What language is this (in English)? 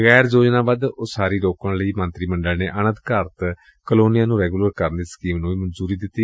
Punjabi